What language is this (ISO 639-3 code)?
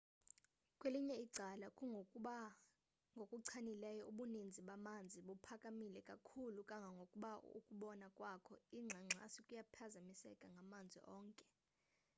xho